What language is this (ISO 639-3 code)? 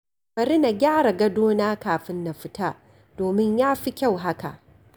hau